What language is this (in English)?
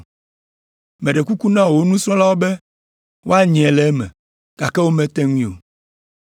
Ewe